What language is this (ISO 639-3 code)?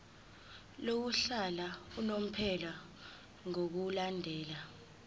zul